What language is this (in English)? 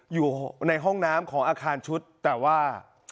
Thai